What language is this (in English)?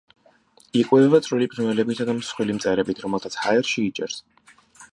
Georgian